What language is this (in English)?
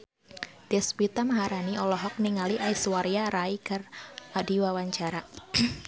Sundanese